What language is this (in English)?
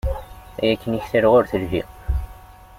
Kabyle